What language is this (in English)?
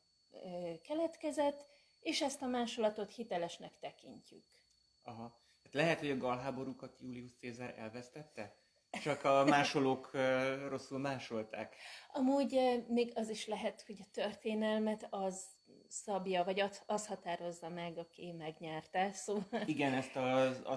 Hungarian